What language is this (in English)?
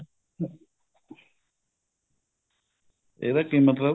Punjabi